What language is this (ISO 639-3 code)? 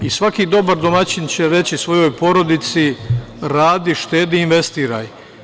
srp